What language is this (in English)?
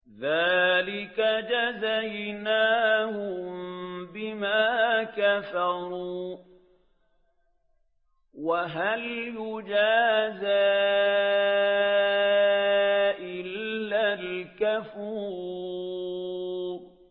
Arabic